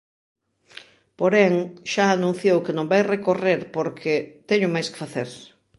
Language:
Galician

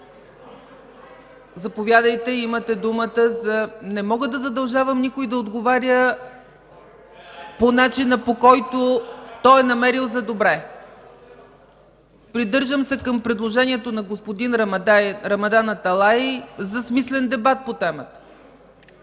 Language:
Bulgarian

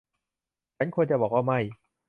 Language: Thai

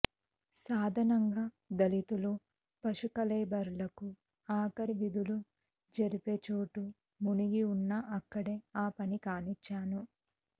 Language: Telugu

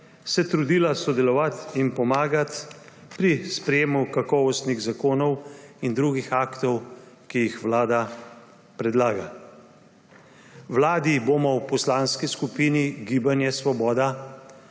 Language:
Slovenian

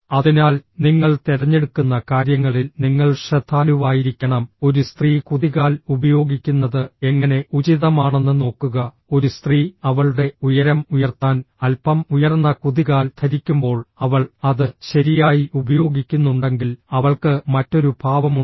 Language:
Malayalam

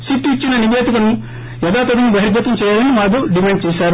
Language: Telugu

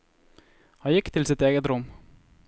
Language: Norwegian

